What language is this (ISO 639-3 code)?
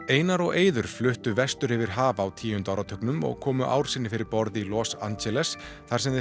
isl